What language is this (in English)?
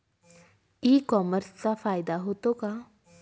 Marathi